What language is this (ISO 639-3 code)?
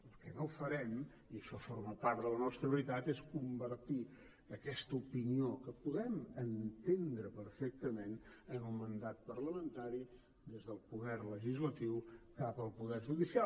cat